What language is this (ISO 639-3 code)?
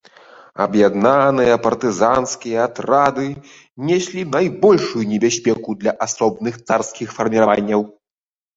bel